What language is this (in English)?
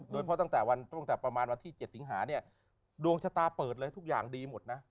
Thai